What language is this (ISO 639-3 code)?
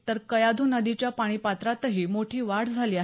mar